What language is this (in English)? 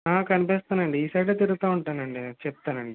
Telugu